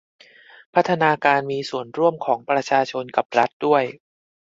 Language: Thai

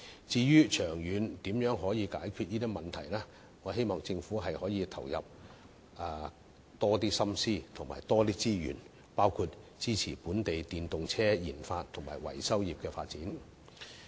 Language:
Cantonese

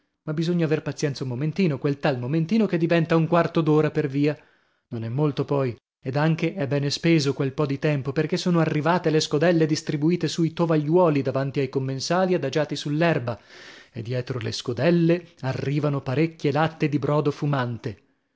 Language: Italian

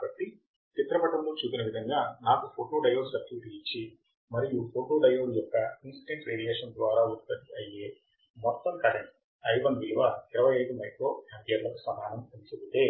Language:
Telugu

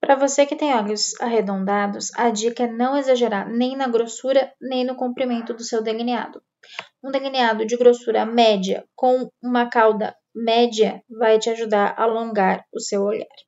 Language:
Portuguese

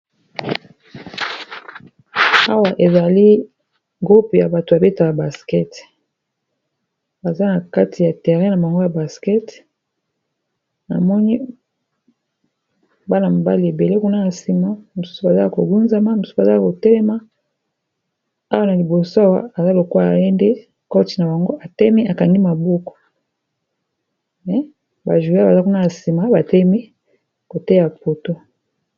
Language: Lingala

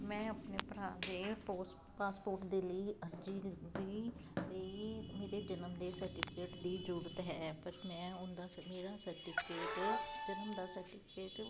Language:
Punjabi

